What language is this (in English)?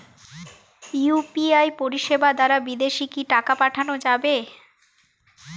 Bangla